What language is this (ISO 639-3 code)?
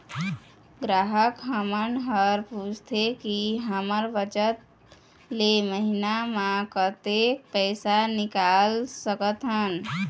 hne